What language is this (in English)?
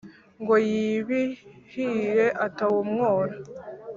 Kinyarwanda